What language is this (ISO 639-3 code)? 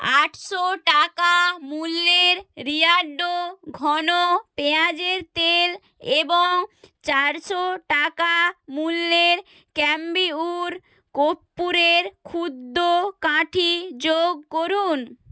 ben